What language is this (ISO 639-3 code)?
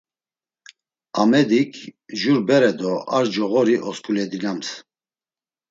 lzz